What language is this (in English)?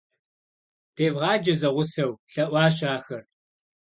Kabardian